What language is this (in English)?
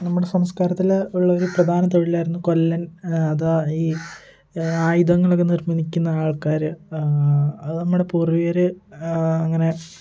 Malayalam